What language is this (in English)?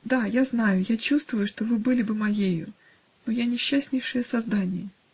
Russian